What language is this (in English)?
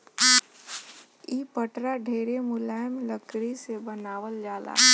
Bhojpuri